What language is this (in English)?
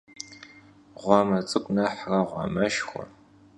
Kabardian